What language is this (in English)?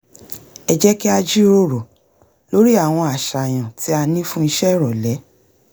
Yoruba